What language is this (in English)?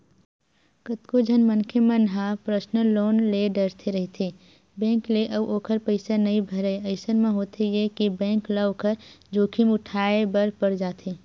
Chhattisgarhi